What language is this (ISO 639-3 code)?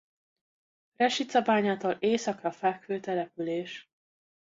hun